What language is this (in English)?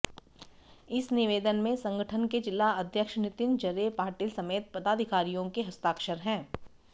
Hindi